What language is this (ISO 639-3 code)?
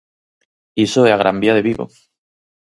glg